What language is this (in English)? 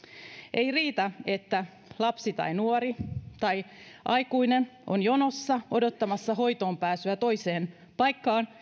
Finnish